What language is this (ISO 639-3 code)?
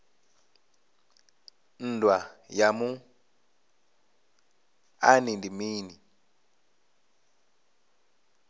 ven